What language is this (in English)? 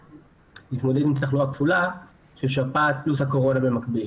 Hebrew